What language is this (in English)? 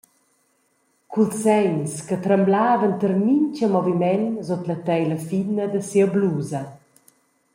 Romansh